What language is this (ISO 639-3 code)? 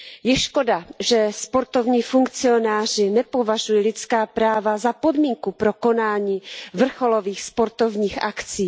ces